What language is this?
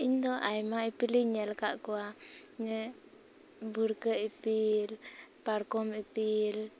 Santali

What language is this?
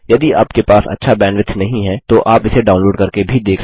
Hindi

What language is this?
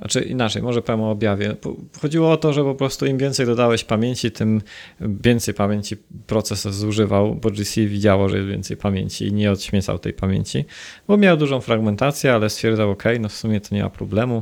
Polish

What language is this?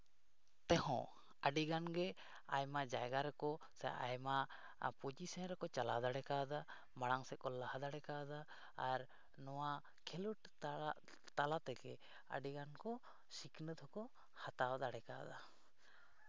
Santali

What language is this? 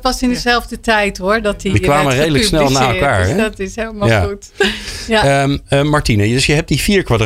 Dutch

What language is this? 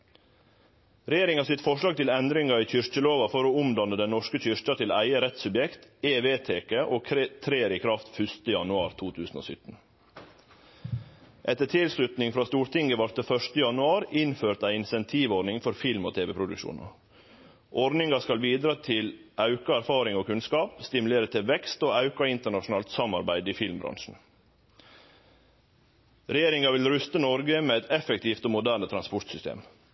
Norwegian Nynorsk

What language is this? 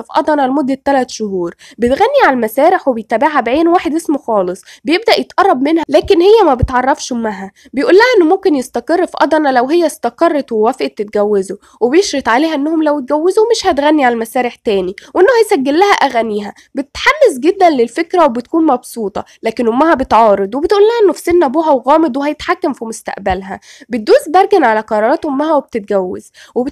Arabic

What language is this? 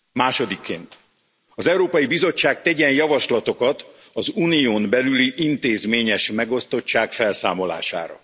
Hungarian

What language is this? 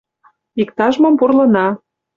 Mari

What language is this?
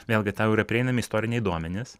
Lithuanian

